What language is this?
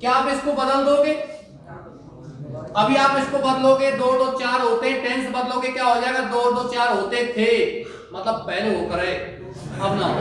Hindi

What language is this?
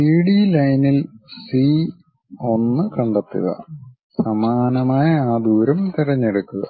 Malayalam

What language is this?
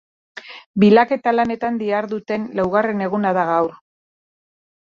Basque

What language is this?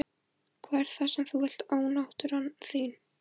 Icelandic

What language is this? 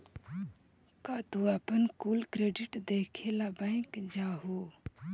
Magahi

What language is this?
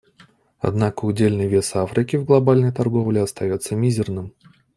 Russian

